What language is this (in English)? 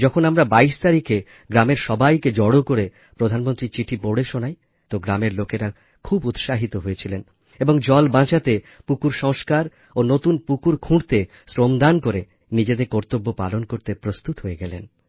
Bangla